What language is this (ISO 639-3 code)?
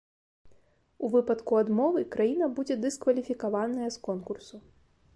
bel